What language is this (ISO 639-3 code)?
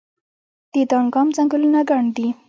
pus